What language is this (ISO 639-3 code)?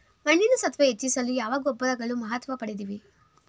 kan